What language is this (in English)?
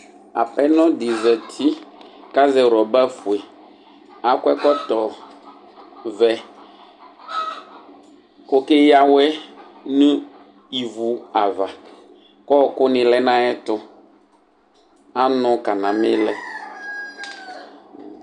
Ikposo